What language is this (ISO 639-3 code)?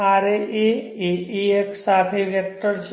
guj